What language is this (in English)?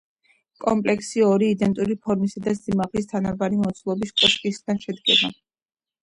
Georgian